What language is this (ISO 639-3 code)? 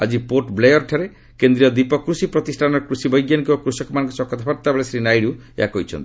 ori